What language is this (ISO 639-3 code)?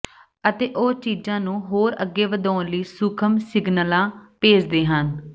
pan